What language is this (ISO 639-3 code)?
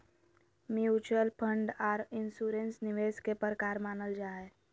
mag